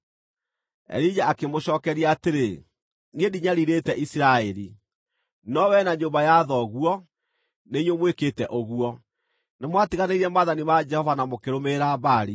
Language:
Kikuyu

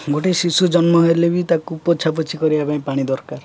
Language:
Odia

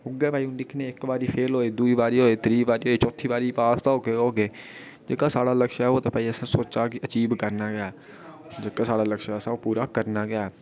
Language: Dogri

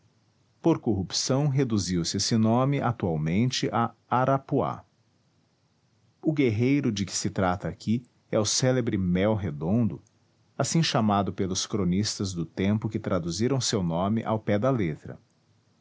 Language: Portuguese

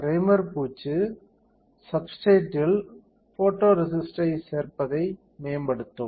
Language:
Tamil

